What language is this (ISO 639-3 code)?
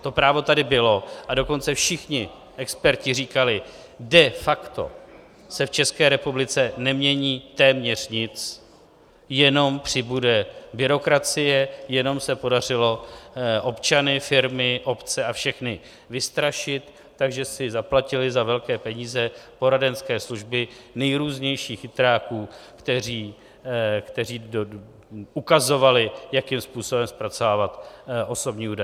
ces